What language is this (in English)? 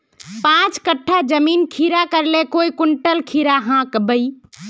Magahi